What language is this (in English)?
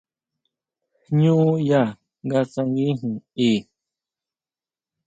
Huautla Mazatec